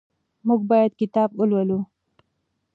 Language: Pashto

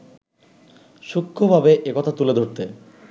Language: Bangla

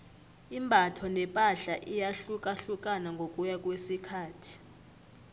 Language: South Ndebele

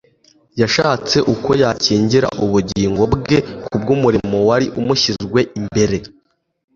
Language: Kinyarwanda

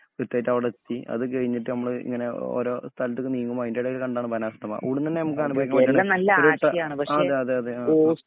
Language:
Malayalam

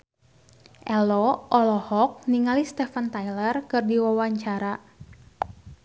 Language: Sundanese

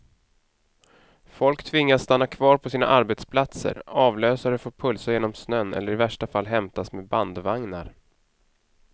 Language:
Swedish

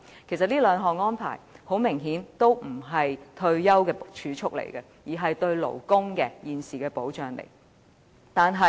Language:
Cantonese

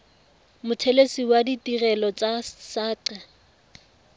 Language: Tswana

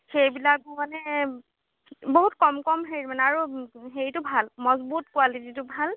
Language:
Assamese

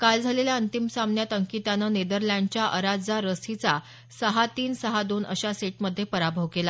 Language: Marathi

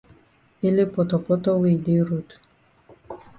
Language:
Cameroon Pidgin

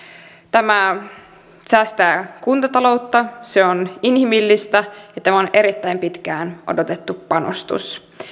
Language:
Finnish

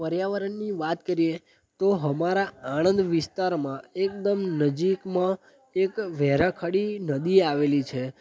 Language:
Gujarati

